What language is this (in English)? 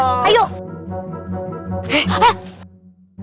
Indonesian